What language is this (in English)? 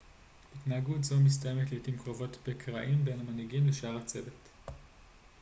Hebrew